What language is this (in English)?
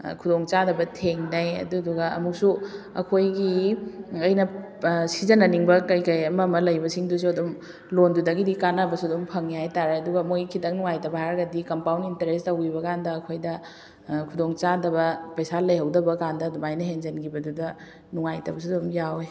Manipuri